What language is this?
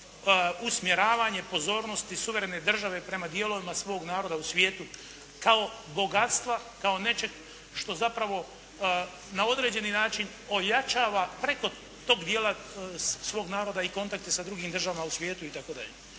Croatian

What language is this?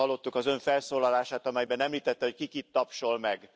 Hungarian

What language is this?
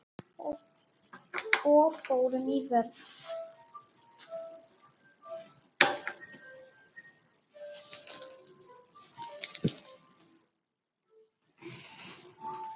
Icelandic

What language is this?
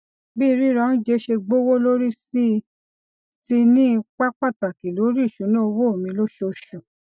Yoruba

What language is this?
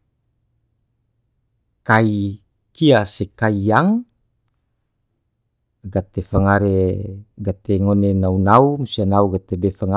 Tidore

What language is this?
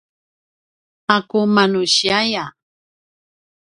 Paiwan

